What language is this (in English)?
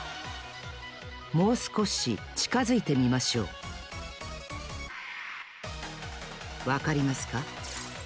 Japanese